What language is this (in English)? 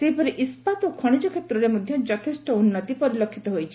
Odia